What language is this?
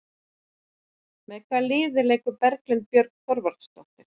Icelandic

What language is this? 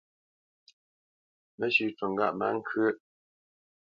Bamenyam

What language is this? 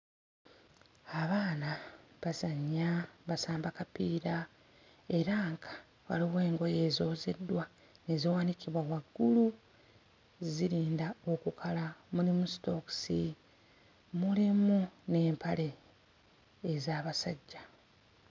Ganda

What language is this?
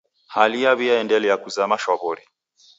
Taita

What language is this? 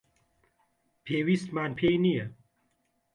Central Kurdish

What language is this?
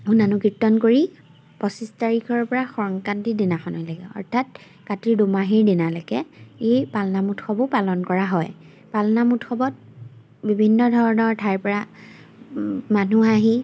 Assamese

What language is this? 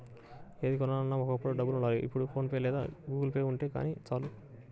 Telugu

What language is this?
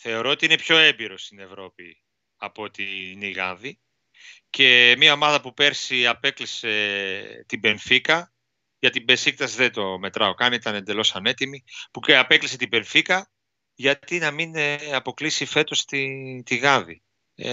Greek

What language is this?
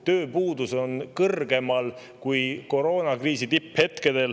Estonian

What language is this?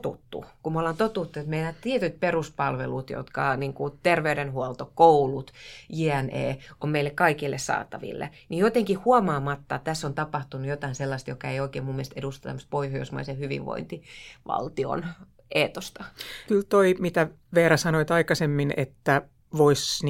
Finnish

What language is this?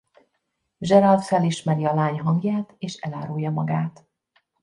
Hungarian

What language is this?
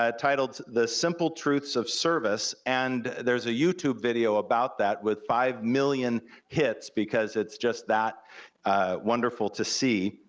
English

